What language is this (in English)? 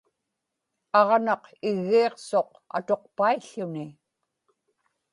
Inupiaq